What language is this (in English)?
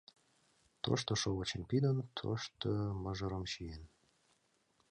Mari